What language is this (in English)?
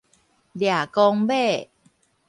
Min Nan Chinese